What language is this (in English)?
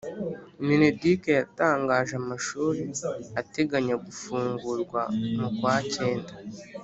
Kinyarwanda